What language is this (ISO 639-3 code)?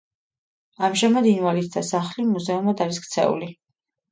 kat